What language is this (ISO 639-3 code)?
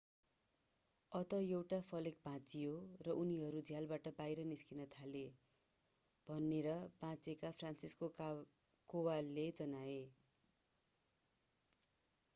nep